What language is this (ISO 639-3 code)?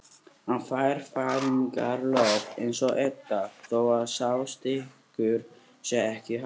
isl